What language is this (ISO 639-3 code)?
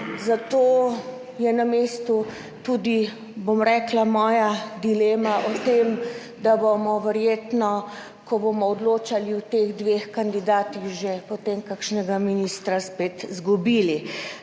slv